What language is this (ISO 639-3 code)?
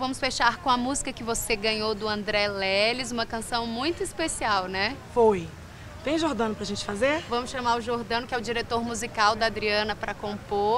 por